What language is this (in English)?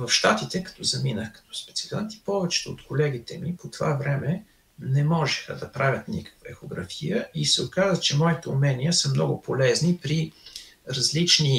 Bulgarian